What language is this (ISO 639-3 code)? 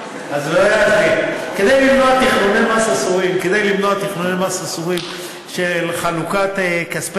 heb